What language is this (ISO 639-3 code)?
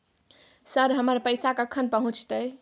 mai